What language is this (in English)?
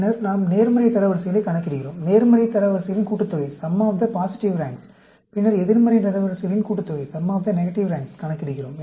Tamil